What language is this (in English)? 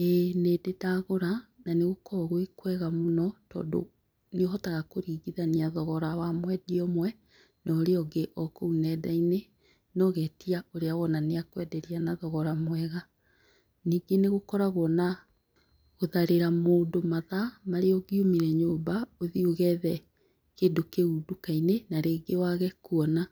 Kikuyu